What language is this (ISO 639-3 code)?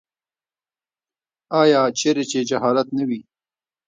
pus